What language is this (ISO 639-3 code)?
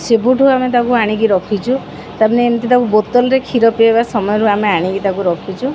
ori